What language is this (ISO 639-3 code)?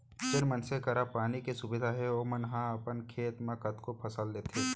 hne